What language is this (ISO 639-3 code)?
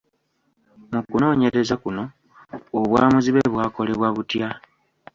lug